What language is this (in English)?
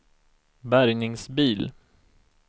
Swedish